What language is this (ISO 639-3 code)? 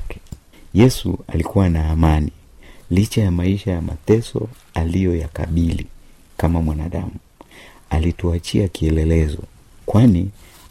swa